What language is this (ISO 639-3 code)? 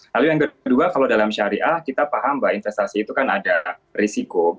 ind